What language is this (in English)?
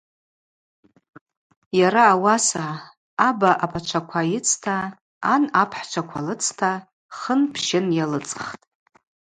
Abaza